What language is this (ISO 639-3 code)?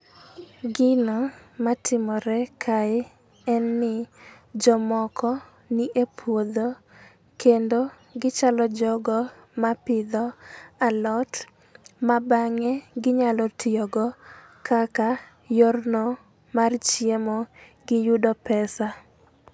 luo